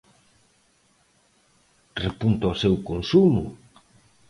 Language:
Galician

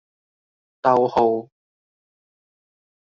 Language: Cantonese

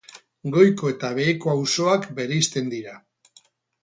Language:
Basque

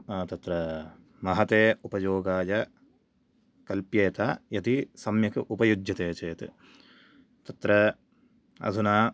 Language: Sanskrit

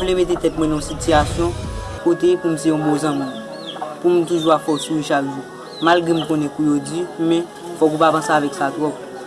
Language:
French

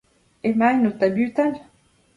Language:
Breton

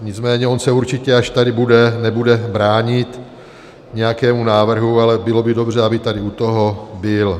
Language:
Czech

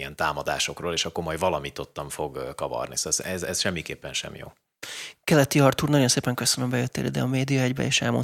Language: Hungarian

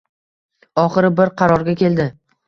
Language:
Uzbek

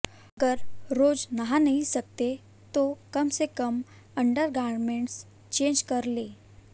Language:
Hindi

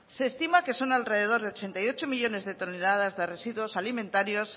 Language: Spanish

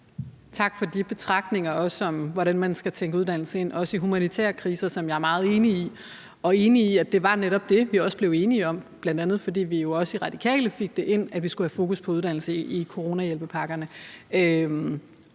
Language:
Danish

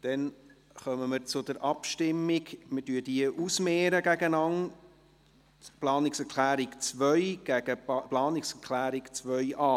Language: Swiss German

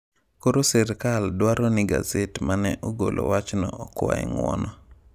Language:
Luo (Kenya and Tanzania)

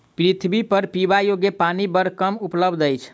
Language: Maithili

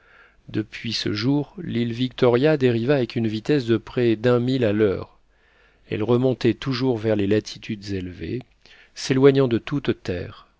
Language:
French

